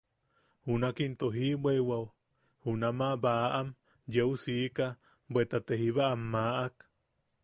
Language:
Yaqui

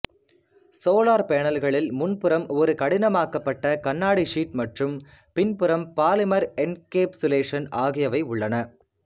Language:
Tamil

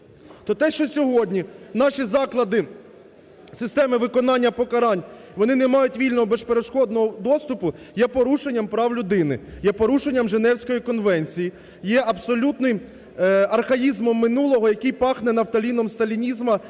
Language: Ukrainian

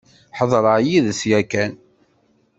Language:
Kabyle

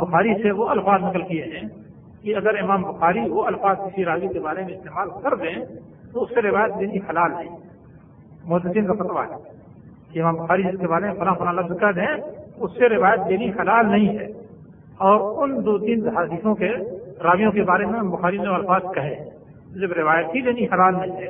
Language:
Urdu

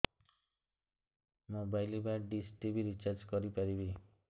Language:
Odia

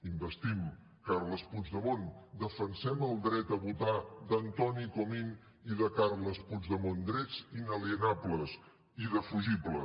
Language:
Catalan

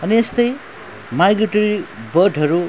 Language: Nepali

